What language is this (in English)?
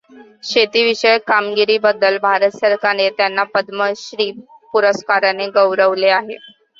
Marathi